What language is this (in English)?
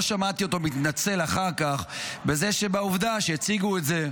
Hebrew